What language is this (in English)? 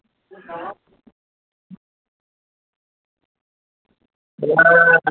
Dogri